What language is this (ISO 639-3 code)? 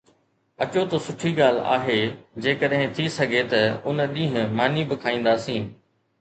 snd